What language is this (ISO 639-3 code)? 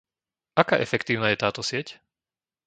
slk